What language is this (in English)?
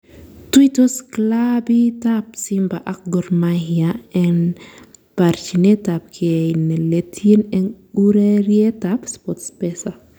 Kalenjin